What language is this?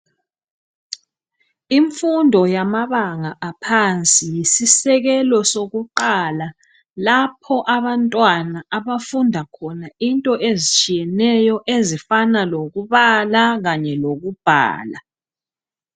North Ndebele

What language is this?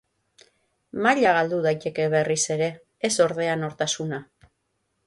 Basque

